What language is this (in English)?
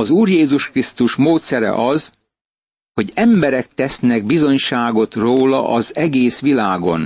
Hungarian